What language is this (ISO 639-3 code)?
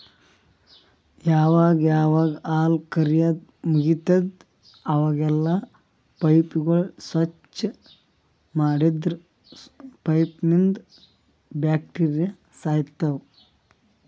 kan